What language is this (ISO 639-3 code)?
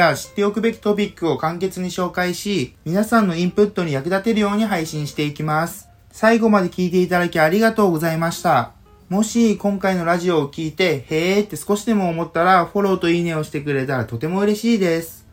jpn